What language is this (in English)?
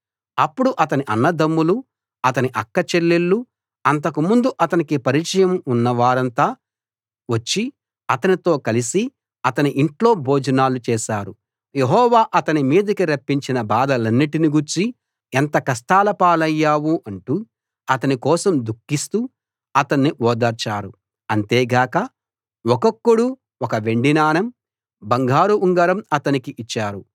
Telugu